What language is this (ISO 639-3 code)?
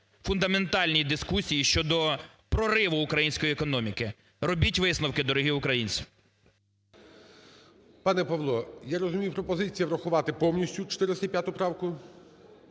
ukr